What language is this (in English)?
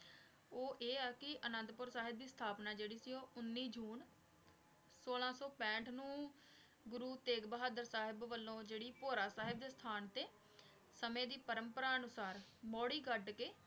Punjabi